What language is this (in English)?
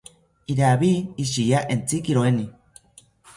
South Ucayali Ashéninka